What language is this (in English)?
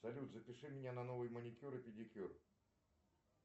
Russian